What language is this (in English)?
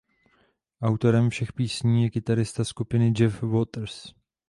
Czech